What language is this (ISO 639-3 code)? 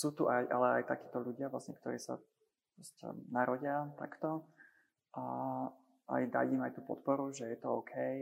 slk